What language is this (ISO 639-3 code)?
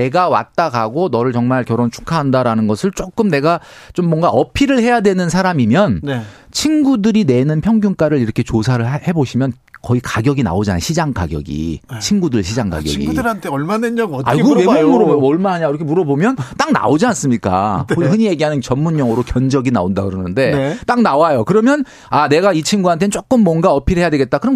kor